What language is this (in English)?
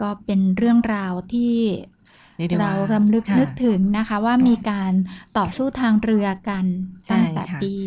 Thai